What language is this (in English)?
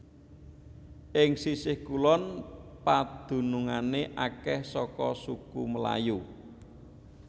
Javanese